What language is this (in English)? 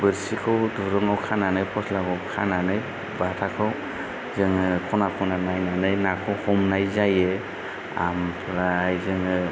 Bodo